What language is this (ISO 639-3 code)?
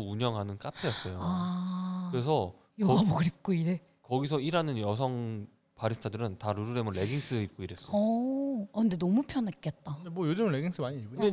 kor